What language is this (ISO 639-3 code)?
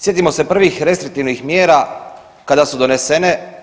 hrv